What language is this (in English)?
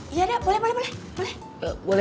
Indonesian